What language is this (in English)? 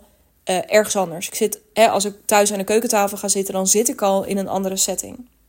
Dutch